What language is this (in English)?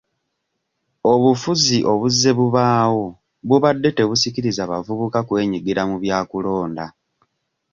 Ganda